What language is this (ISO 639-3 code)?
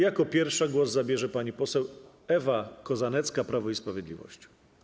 pol